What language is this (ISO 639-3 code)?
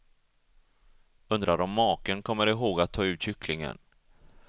swe